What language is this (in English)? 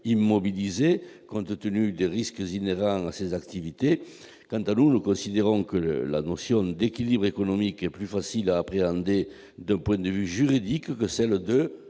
French